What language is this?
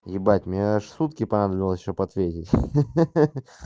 Russian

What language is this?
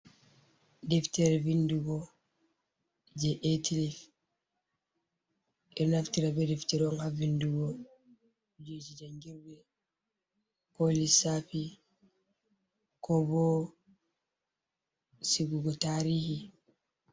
Fula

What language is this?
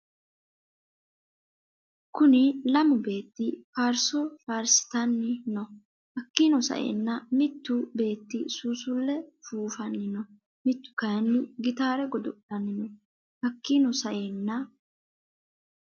Sidamo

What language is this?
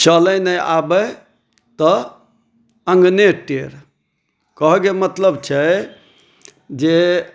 Maithili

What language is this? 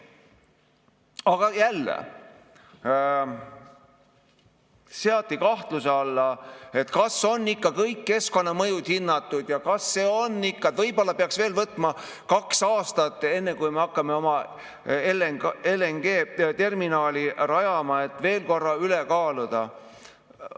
Estonian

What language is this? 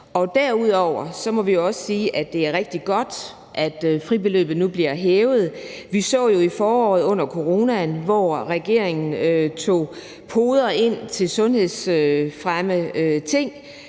Danish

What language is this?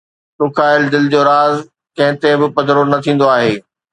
Sindhi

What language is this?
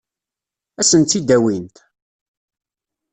Kabyle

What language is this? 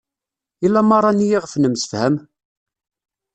Kabyle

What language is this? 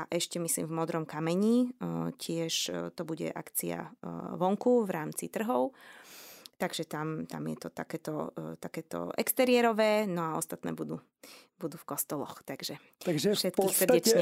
Slovak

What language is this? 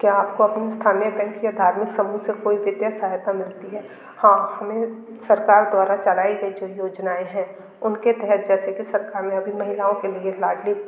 Hindi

